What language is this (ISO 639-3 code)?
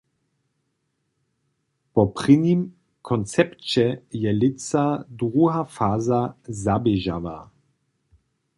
hsb